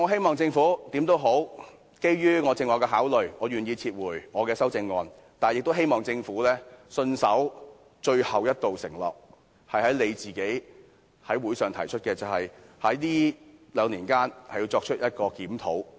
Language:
Cantonese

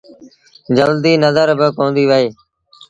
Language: Sindhi Bhil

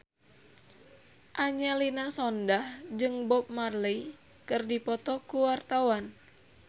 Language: Sundanese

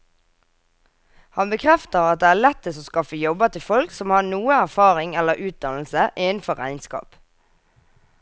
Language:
Norwegian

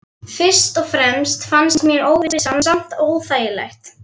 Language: Icelandic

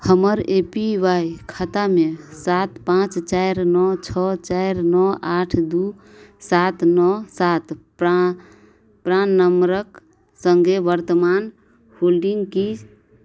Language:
Maithili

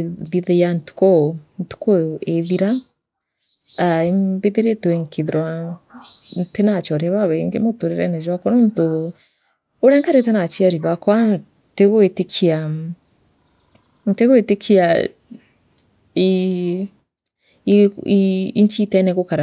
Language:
Meru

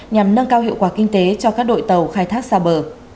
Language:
Vietnamese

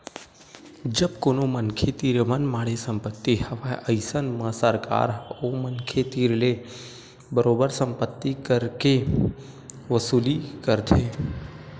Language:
Chhattisgarhi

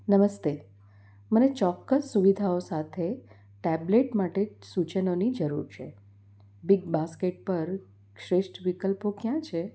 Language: Gujarati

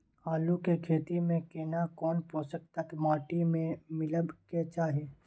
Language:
Maithili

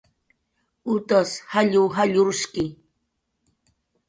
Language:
Jaqaru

